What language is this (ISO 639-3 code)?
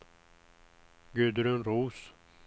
swe